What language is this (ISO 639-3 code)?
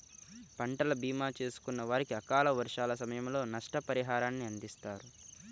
tel